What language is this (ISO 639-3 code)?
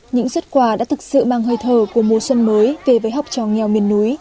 vie